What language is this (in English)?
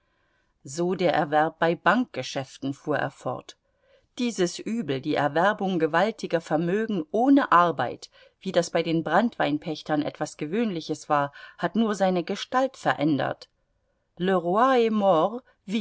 German